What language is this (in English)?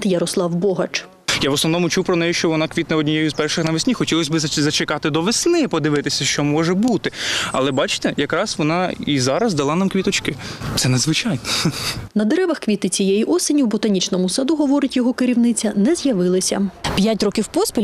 Ukrainian